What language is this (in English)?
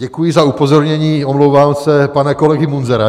Czech